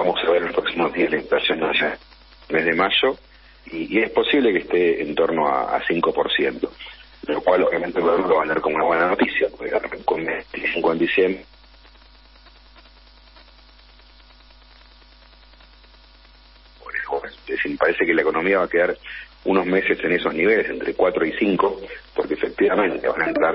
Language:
Spanish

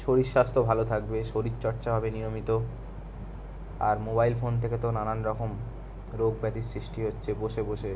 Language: Bangla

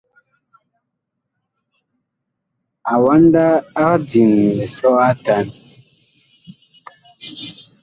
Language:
Bakoko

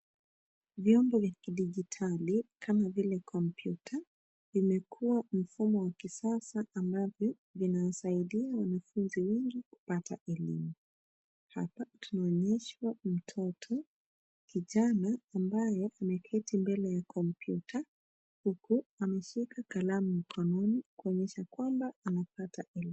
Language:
Swahili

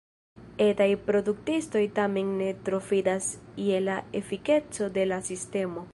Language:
Esperanto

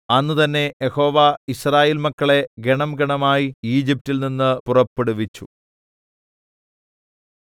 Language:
Malayalam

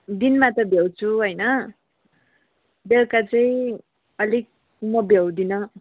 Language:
Nepali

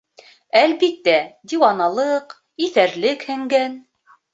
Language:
Bashkir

